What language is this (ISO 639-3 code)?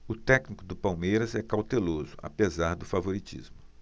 por